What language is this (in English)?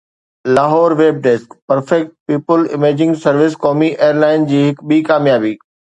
Sindhi